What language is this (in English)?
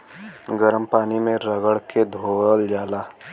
Bhojpuri